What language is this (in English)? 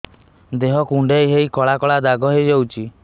Odia